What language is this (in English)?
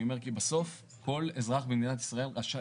Hebrew